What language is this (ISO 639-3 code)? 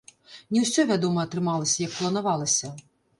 bel